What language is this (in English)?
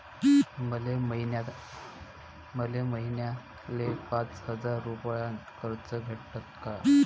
Marathi